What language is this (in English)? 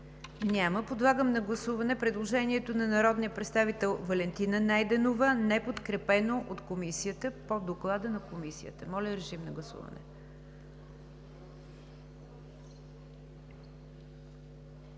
Bulgarian